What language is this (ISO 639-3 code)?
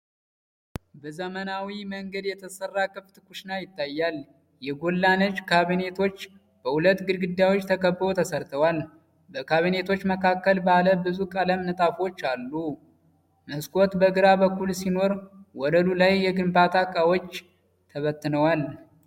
amh